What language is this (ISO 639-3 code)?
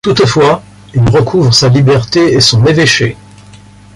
fra